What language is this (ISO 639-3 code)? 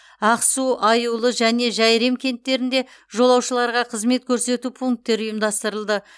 kaz